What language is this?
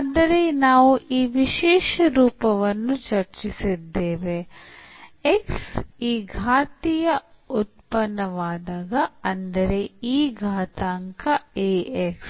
Kannada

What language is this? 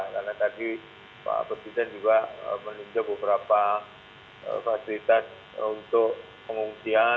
Indonesian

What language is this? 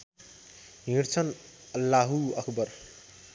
Nepali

